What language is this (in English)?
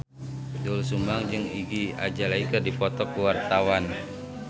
Sundanese